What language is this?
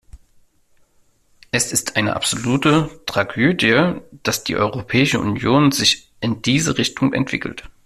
German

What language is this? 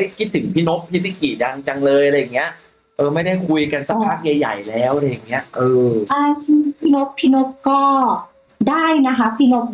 Thai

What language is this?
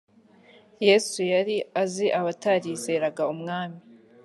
Kinyarwanda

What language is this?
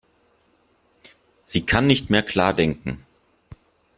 German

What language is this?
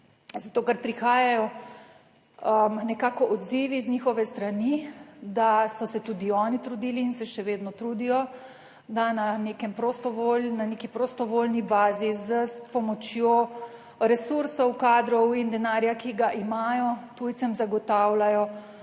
Slovenian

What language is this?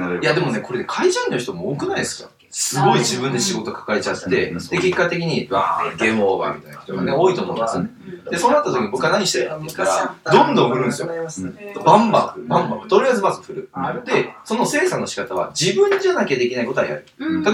Japanese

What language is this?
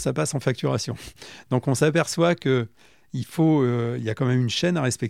French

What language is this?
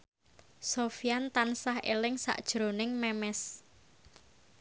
Javanese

